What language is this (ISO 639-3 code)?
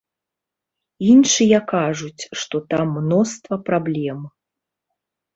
bel